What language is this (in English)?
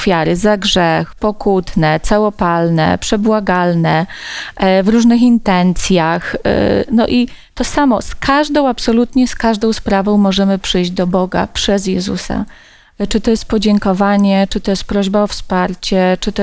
Polish